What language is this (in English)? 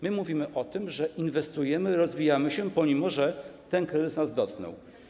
Polish